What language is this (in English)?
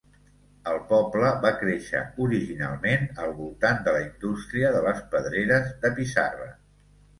Catalan